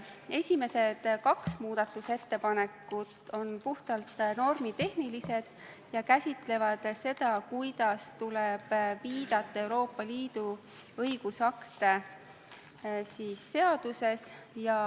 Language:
Estonian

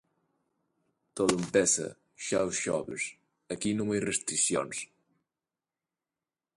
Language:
Galician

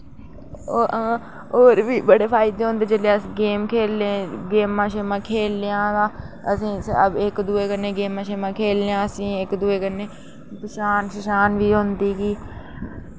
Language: Dogri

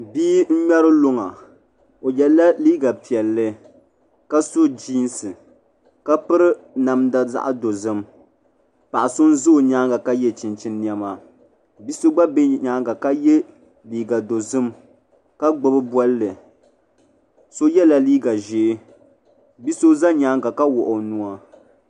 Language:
Dagbani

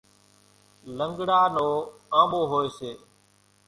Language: Kachi Koli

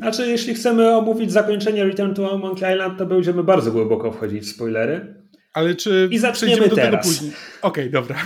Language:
Polish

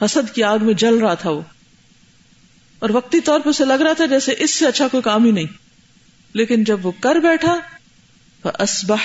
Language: Urdu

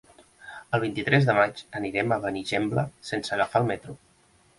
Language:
Catalan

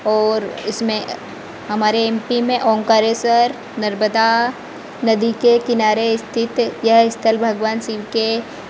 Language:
Hindi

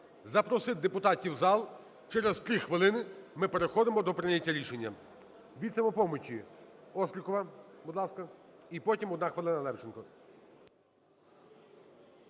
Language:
Ukrainian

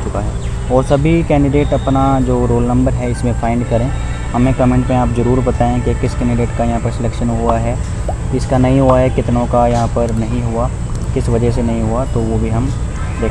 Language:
Hindi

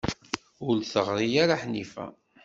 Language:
Kabyle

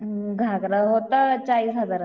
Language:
Marathi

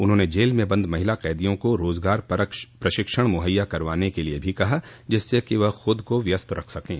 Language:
Hindi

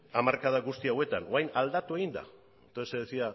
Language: Basque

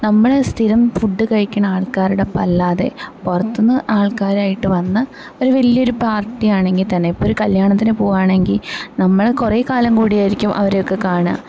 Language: Malayalam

